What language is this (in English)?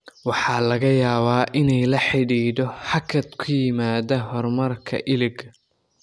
Somali